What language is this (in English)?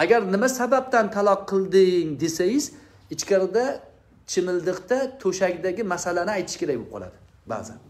Turkish